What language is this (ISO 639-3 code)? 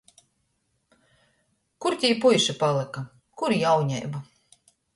ltg